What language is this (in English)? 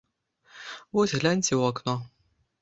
Belarusian